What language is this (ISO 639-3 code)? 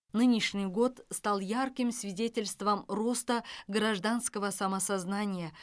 kaz